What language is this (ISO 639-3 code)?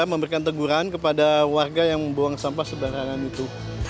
ind